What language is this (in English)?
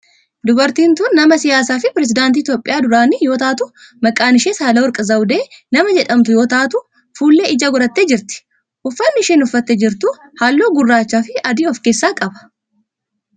Oromo